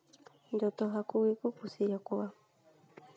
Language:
Santali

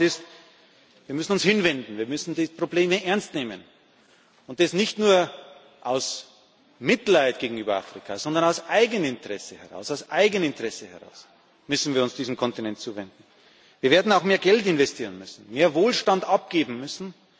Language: German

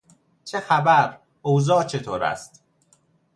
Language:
Persian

